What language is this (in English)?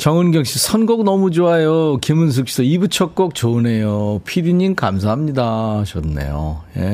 Korean